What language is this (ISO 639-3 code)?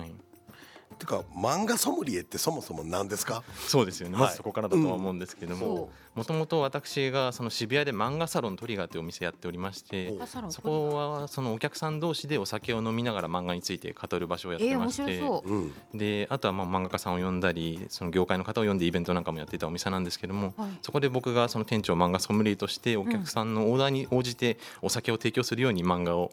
jpn